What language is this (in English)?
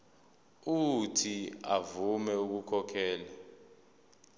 Zulu